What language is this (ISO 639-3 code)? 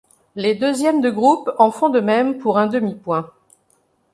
fra